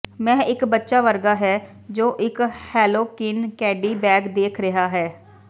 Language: Punjabi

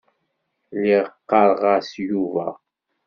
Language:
Kabyle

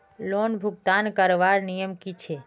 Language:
Magahi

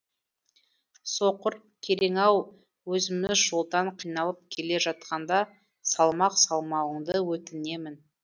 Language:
Kazakh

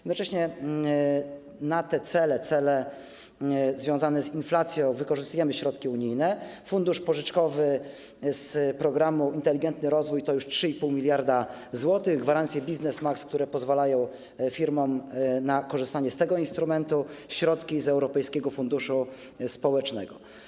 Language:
Polish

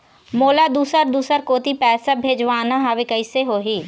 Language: Chhattisgarhi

